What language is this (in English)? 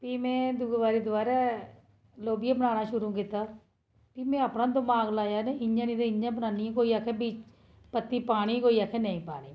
Dogri